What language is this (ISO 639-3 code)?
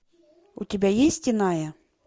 rus